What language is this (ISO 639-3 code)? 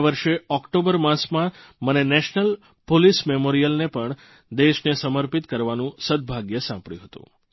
guj